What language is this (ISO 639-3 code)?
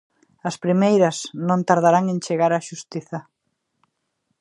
glg